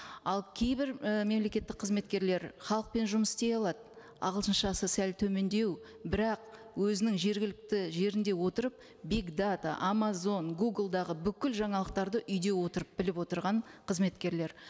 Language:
Kazakh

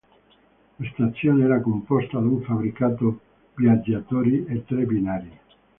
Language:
Italian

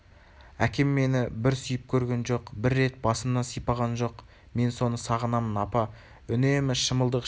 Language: Kazakh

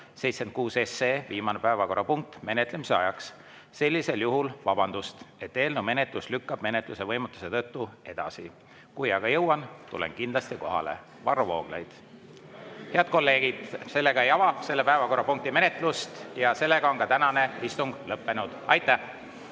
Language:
Estonian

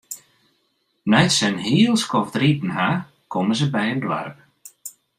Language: Western Frisian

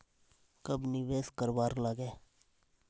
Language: Magahi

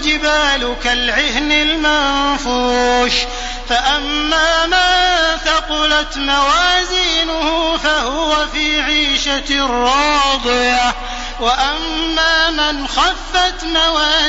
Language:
Arabic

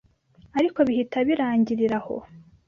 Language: Kinyarwanda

